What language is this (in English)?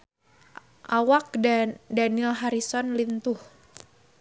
Sundanese